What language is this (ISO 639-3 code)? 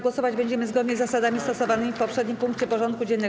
pol